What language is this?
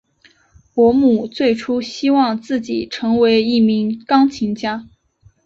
Chinese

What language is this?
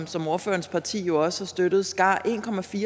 Danish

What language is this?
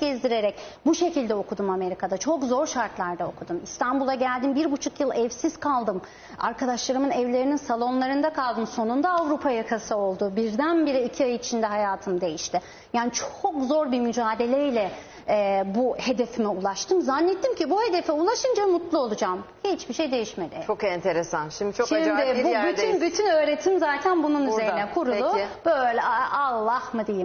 Turkish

